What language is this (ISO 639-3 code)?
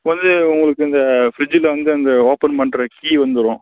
tam